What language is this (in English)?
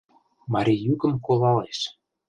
Mari